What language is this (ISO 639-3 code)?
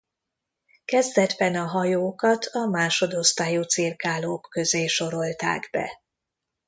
hun